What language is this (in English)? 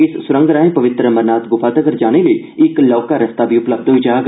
Dogri